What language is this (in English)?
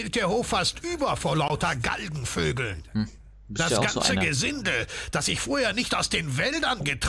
German